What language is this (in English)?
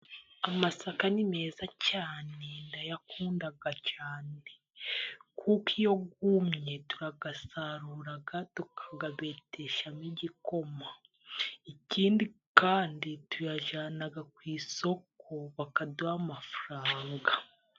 Kinyarwanda